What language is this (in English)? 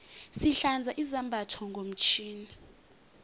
South Ndebele